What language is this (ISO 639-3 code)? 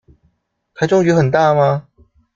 zho